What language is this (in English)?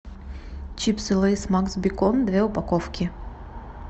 Russian